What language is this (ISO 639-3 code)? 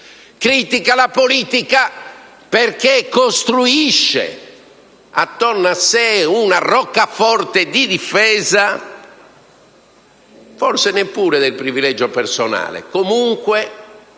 ita